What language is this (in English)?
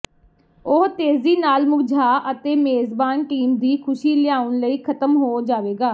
Punjabi